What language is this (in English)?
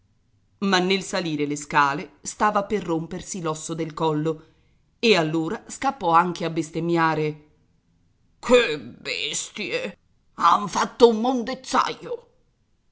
Italian